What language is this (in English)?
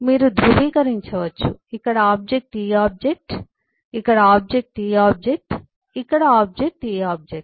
Telugu